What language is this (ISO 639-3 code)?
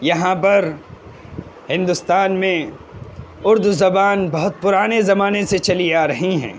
urd